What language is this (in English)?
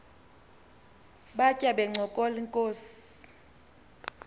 Xhosa